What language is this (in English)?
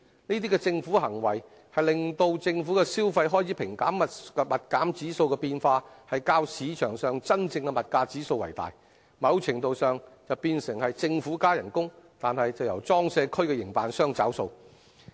Cantonese